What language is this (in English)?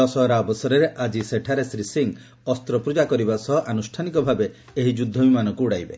Odia